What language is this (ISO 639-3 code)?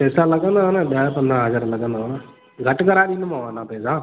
snd